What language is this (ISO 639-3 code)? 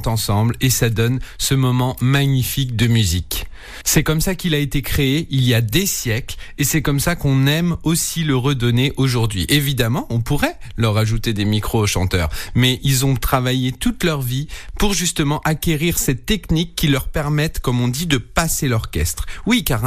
fra